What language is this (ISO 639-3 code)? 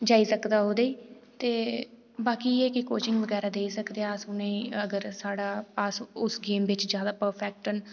doi